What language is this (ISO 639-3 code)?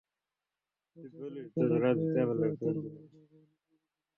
ben